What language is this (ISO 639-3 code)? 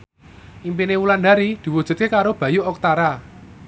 jav